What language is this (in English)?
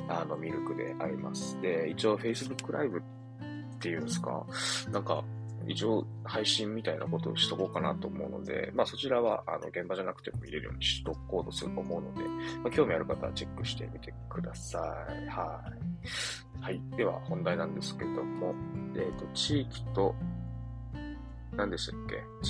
Japanese